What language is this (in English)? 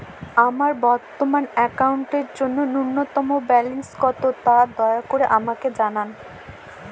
Bangla